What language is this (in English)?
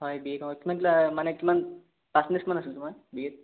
Assamese